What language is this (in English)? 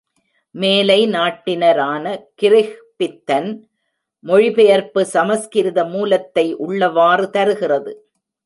Tamil